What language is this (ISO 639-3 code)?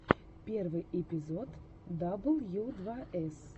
rus